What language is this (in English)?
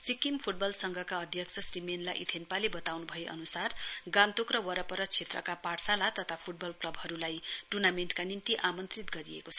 Nepali